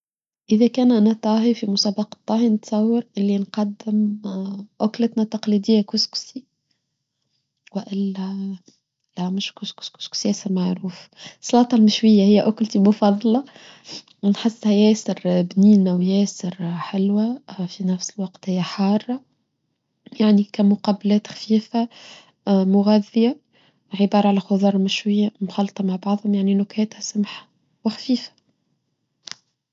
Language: Tunisian Arabic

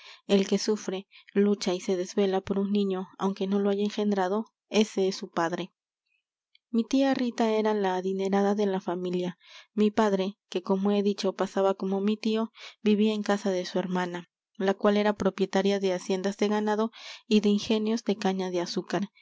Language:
Spanish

